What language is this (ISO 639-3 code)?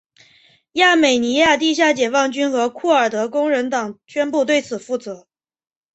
zho